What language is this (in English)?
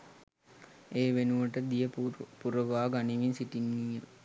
Sinhala